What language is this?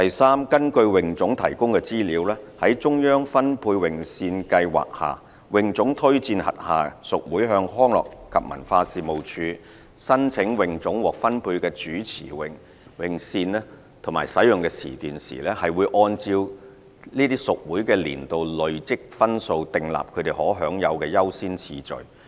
Cantonese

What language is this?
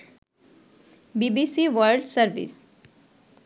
Bangla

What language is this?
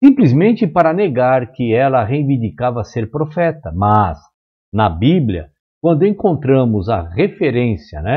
Portuguese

